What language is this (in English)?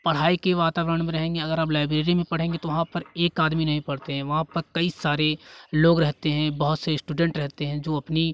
Hindi